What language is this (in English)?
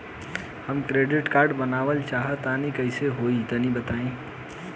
Bhojpuri